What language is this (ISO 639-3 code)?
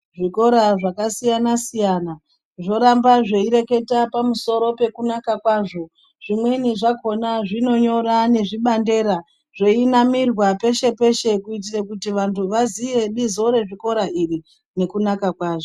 ndc